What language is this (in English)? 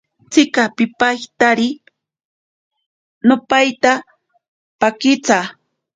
Ashéninka Perené